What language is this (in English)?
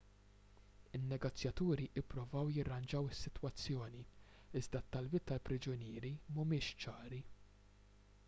Maltese